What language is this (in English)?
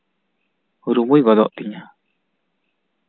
Santali